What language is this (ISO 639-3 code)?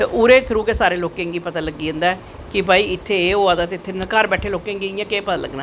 doi